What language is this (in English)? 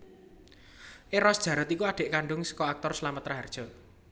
Javanese